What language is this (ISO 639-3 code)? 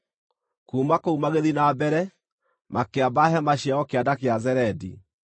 kik